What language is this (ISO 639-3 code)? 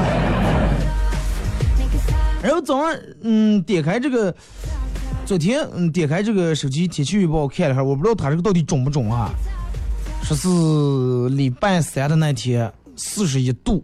zho